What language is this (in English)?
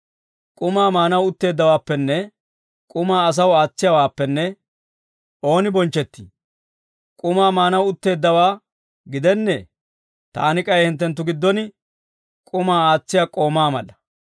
Dawro